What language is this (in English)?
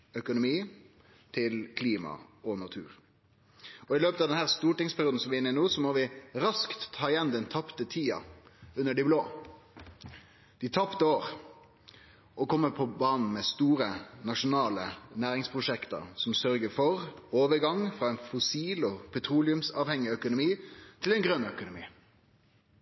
Norwegian Nynorsk